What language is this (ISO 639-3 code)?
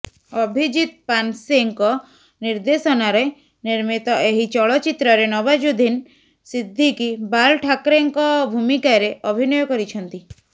ori